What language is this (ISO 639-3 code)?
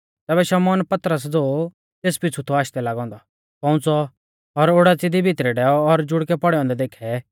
bfz